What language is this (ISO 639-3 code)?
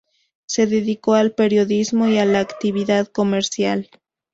spa